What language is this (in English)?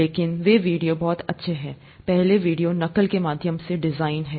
Hindi